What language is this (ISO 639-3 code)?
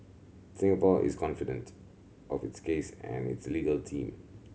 eng